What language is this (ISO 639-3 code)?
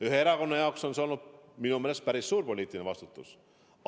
est